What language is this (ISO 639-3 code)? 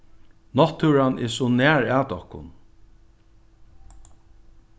fao